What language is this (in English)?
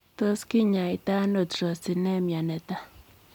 Kalenjin